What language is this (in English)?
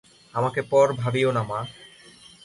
Bangla